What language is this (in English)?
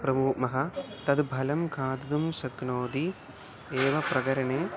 Sanskrit